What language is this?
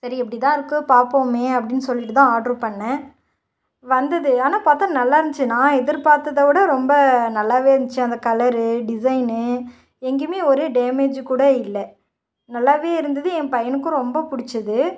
Tamil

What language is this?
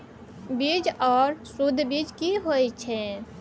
Maithili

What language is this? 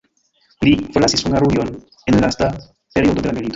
Esperanto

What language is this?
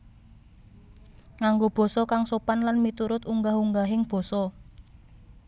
Javanese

